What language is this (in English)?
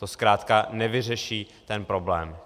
Czech